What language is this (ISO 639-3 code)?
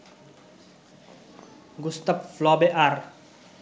ben